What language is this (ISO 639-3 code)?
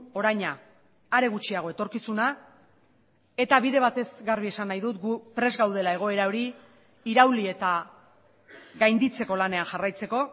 eus